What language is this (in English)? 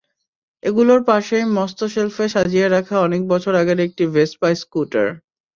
Bangla